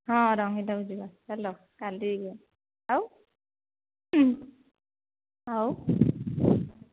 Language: Odia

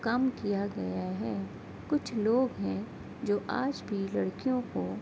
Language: Urdu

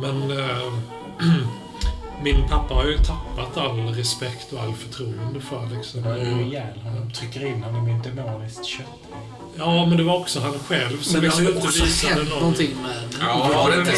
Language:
Swedish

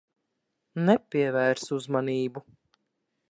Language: Latvian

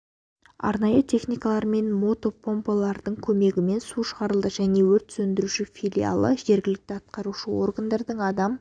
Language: Kazakh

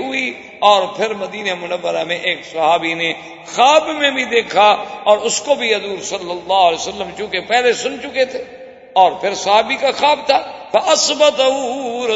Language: Urdu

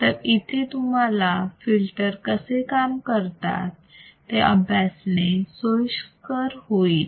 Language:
Marathi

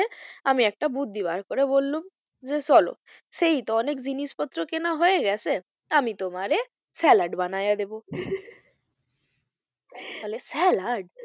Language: Bangla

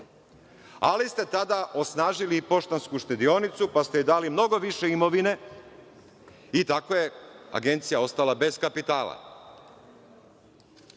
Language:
Serbian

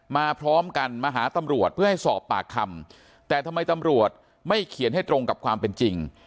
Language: Thai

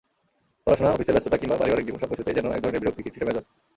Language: Bangla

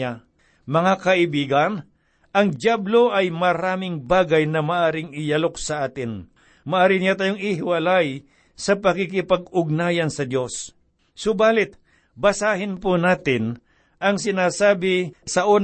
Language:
Filipino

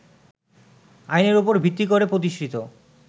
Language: Bangla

